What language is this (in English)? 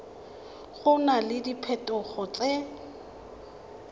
Tswana